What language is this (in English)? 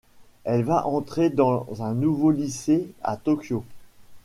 French